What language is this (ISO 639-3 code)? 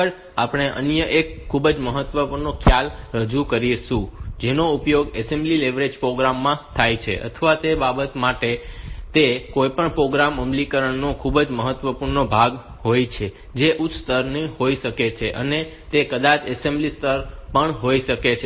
guj